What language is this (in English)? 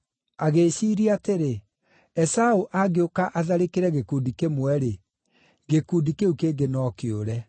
Kikuyu